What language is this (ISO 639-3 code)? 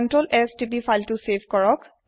asm